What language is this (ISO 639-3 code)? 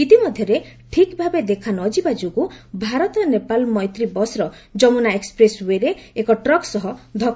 ori